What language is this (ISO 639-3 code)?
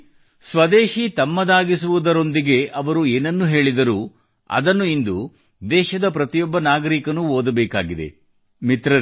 kan